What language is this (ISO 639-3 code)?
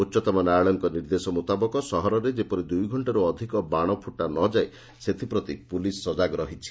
ori